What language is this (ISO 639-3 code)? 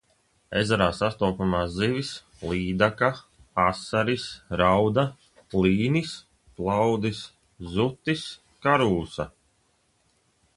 lav